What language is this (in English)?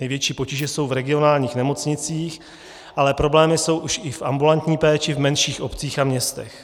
Czech